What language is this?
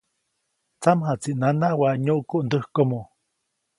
Copainalá Zoque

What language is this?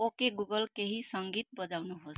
Nepali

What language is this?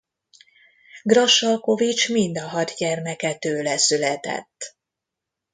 Hungarian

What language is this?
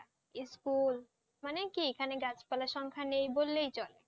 Bangla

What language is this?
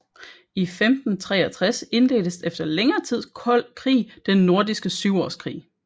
Danish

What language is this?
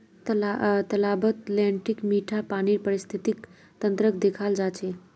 Magahi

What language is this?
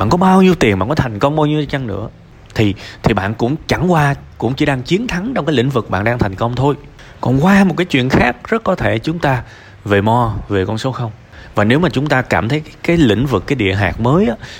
Vietnamese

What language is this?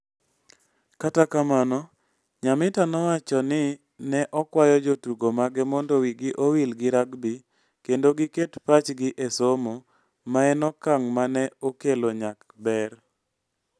Luo (Kenya and Tanzania)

